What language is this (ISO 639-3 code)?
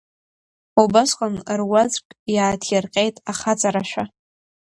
abk